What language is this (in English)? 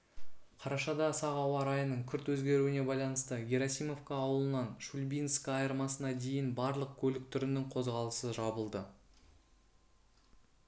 Kazakh